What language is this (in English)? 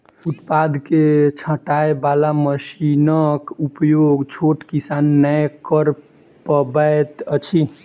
Maithili